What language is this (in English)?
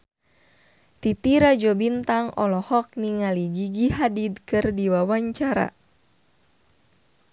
Sundanese